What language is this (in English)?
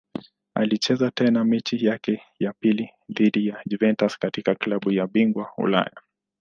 Swahili